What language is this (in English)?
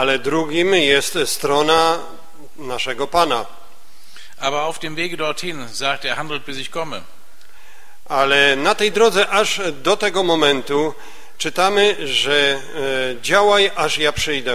Polish